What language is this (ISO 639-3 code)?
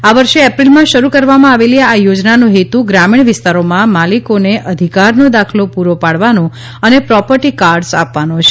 guj